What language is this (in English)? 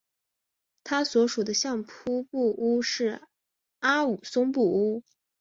Chinese